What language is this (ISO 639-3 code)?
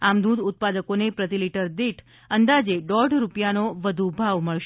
guj